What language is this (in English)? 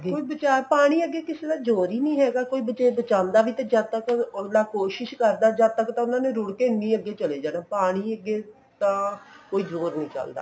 Punjabi